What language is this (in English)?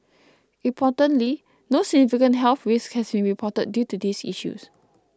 English